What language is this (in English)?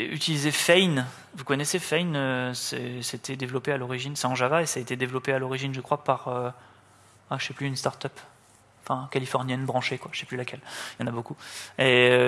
French